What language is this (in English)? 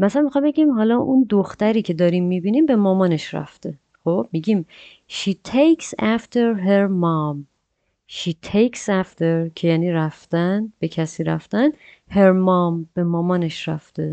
Persian